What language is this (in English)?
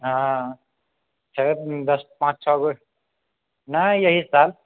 Maithili